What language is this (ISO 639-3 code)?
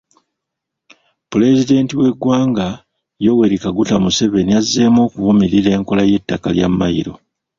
lug